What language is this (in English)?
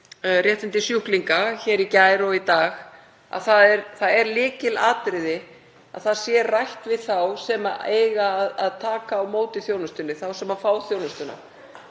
Icelandic